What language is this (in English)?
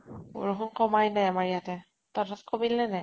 Assamese